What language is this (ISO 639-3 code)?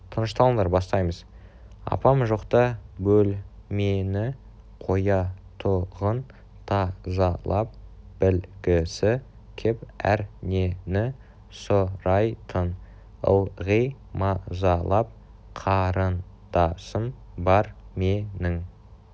kaz